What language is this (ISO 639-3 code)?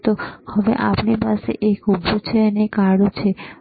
guj